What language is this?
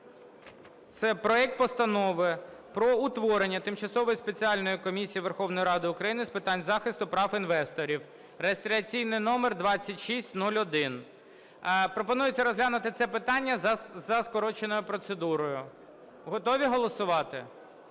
Ukrainian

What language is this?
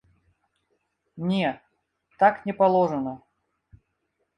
Belarusian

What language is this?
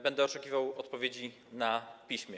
Polish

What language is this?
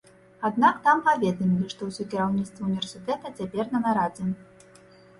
Belarusian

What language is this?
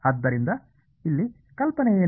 Kannada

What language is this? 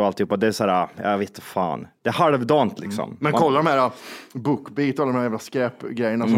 Swedish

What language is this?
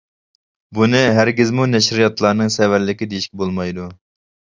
Uyghur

